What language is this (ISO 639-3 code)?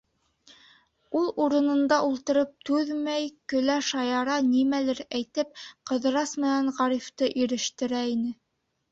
bak